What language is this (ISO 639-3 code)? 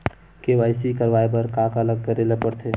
hne